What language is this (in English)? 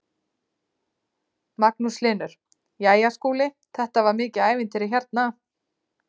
Icelandic